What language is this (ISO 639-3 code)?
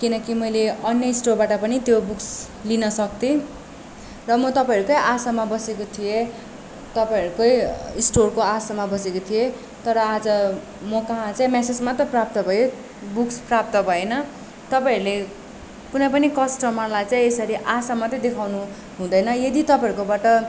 nep